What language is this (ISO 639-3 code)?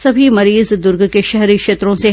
hin